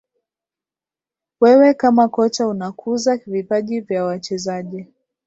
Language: Swahili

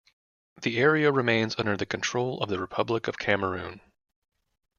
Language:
English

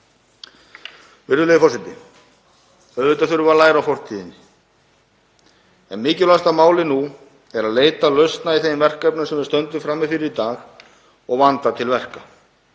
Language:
Icelandic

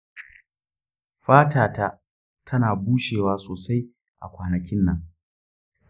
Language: Hausa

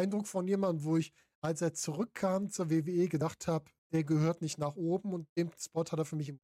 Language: German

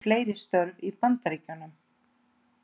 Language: Icelandic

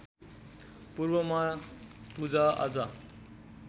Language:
Nepali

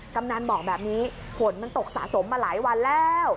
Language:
Thai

